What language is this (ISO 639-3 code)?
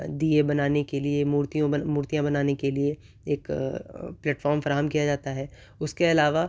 urd